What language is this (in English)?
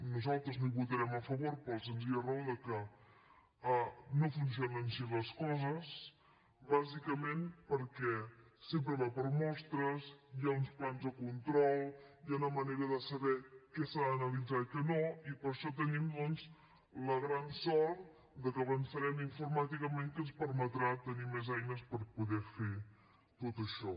Catalan